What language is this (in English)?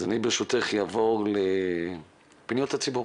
Hebrew